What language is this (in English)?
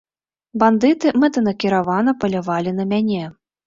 Belarusian